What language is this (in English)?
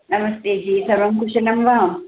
Sanskrit